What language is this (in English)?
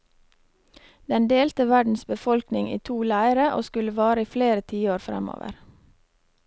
Norwegian